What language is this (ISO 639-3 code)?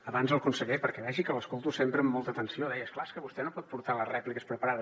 cat